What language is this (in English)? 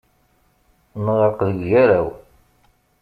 Kabyle